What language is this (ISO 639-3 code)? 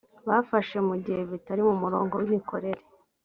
kin